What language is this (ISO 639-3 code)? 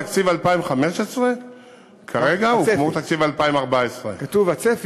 heb